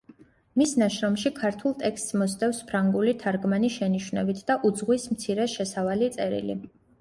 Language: Georgian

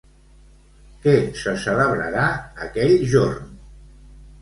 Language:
Catalan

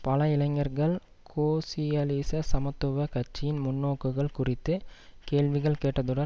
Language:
Tamil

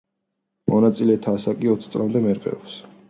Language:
Georgian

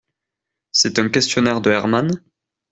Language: French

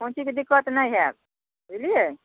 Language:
Maithili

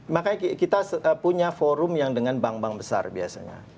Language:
Indonesian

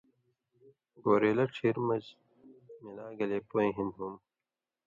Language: Indus Kohistani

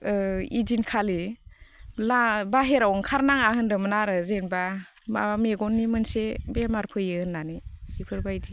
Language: Bodo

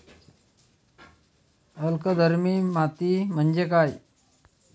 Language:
Marathi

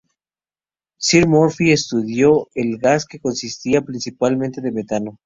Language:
Spanish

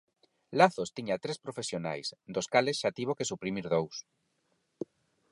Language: Galician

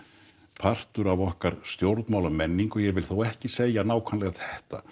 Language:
Icelandic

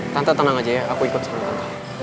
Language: Indonesian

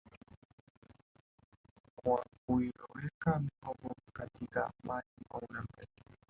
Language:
Swahili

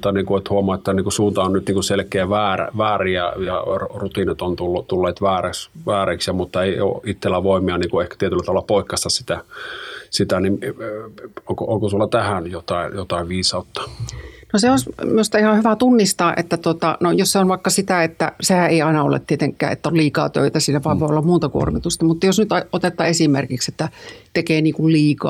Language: Finnish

